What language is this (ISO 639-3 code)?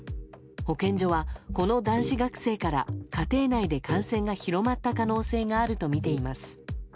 jpn